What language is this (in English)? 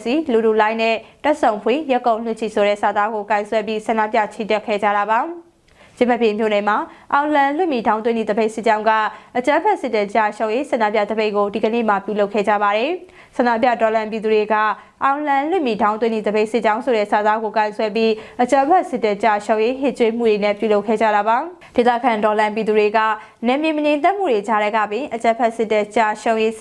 Thai